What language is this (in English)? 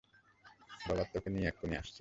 Bangla